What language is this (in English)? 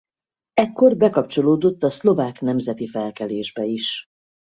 Hungarian